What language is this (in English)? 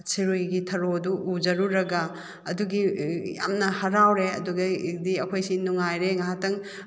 Manipuri